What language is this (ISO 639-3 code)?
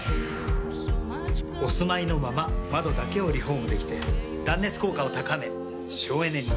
jpn